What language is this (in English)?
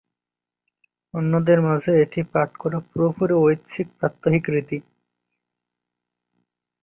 Bangla